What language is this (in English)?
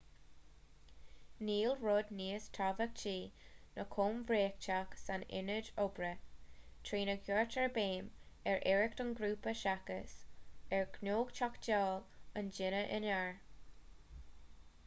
Irish